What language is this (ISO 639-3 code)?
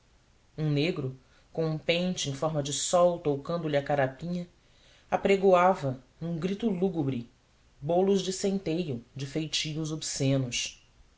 por